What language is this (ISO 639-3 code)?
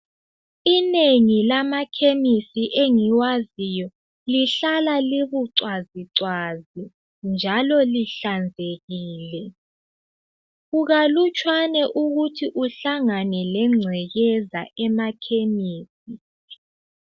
nde